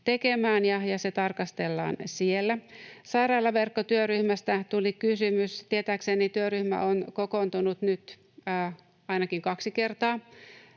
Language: Finnish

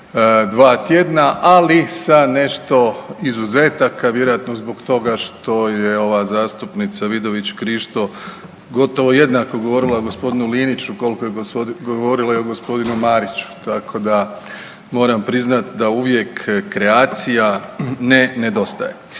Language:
Croatian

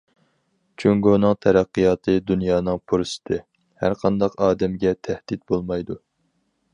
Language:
Uyghur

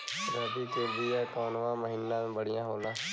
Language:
Bhojpuri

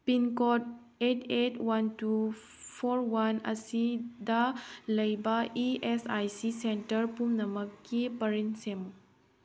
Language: Manipuri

